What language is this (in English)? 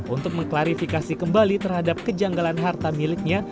Indonesian